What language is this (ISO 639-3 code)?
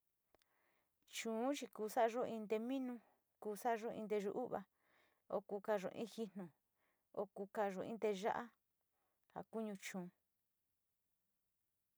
xti